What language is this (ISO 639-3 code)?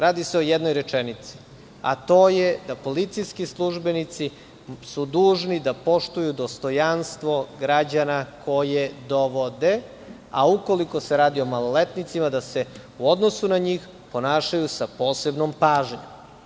srp